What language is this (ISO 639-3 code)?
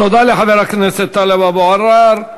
heb